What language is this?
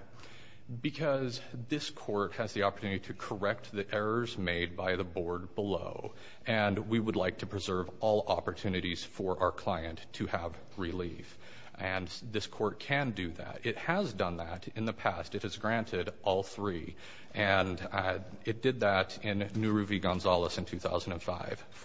English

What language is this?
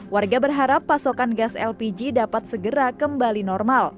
Indonesian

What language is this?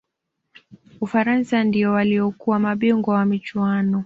Swahili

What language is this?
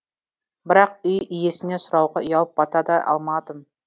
Kazakh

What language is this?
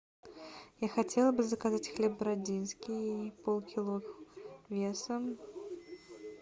Russian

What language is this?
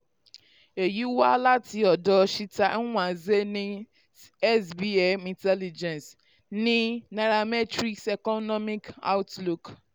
Yoruba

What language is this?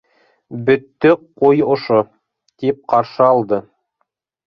Bashkir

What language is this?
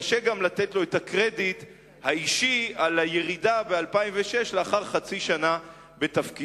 Hebrew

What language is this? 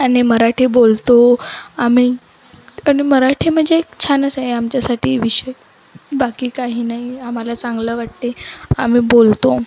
Marathi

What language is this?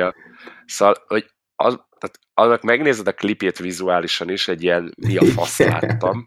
Hungarian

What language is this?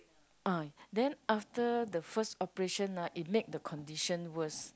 English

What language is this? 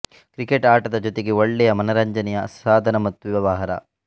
Kannada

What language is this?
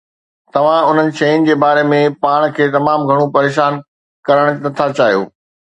Sindhi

